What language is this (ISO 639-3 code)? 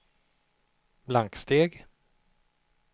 swe